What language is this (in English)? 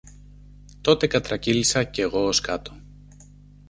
Greek